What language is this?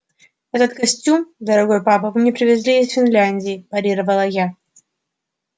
Russian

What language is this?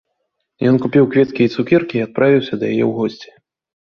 Belarusian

